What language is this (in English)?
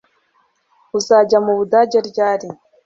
Kinyarwanda